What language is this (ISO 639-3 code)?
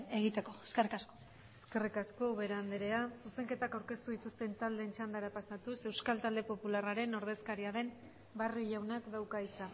eus